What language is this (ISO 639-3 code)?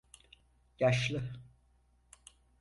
tur